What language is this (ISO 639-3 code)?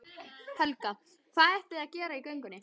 isl